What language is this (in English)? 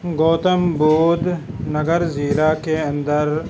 Urdu